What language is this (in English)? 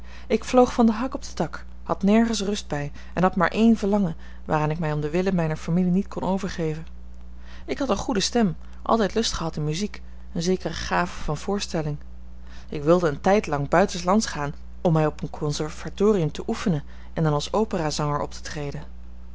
Dutch